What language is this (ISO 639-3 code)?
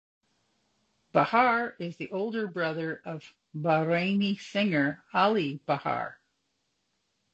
eng